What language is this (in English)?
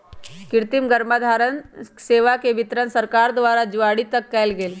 Magahi